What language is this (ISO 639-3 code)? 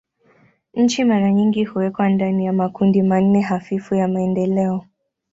swa